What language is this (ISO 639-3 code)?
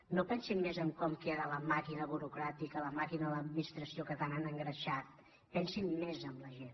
cat